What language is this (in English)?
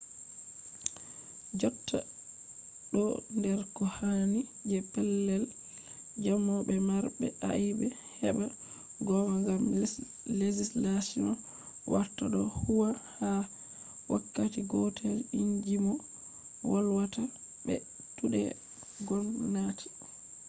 Fula